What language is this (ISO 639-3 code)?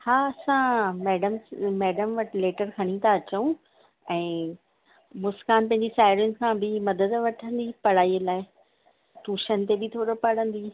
snd